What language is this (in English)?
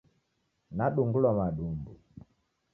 Taita